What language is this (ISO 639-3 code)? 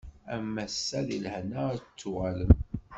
kab